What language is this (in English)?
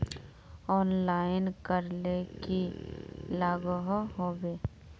Magahi